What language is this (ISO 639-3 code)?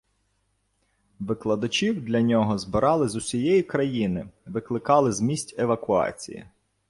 ukr